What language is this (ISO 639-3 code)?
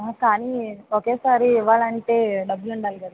tel